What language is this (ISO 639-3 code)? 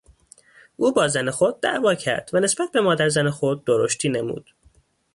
fas